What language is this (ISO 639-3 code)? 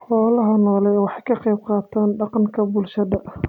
som